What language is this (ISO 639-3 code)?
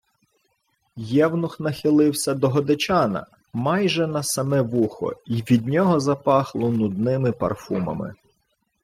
ukr